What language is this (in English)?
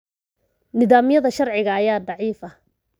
Somali